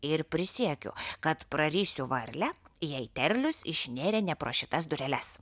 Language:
Lithuanian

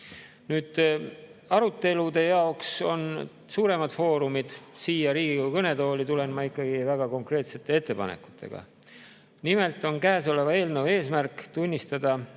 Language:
Estonian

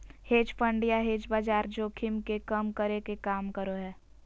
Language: Magahi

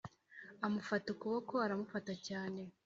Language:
Kinyarwanda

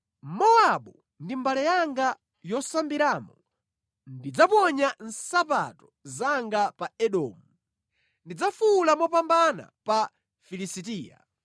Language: Nyanja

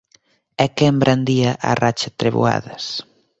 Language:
Galician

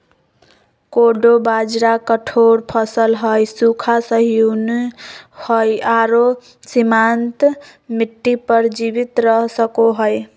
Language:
Magahi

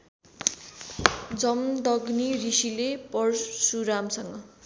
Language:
Nepali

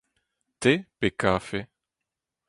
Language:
Breton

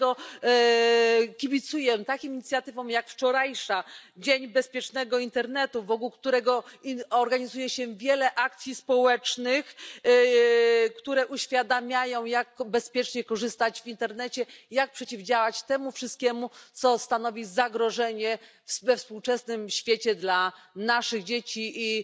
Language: Polish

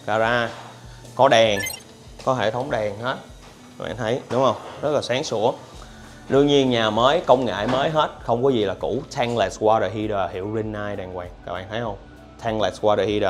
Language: Vietnamese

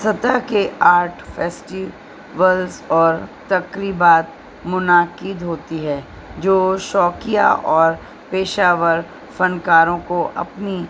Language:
Urdu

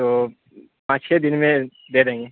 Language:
Urdu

